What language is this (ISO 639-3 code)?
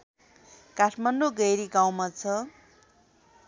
nep